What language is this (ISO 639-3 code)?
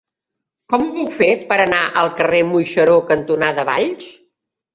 cat